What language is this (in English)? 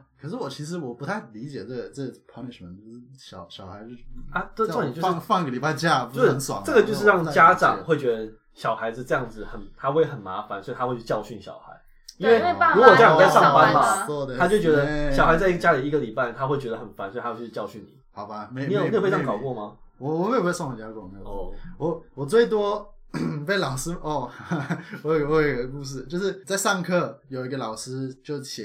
Chinese